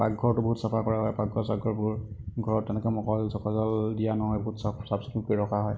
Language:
Assamese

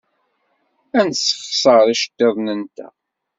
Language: Kabyle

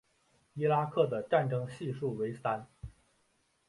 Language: Chinese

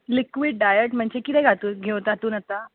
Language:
Konkani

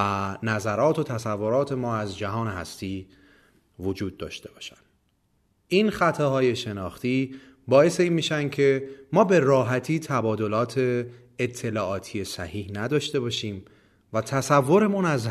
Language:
Persian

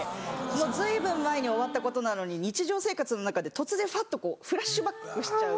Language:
Japanese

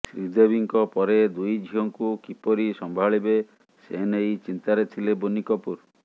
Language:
Odia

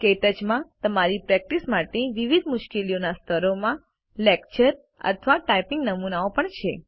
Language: Gujarati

